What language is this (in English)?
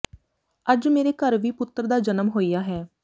Punjabi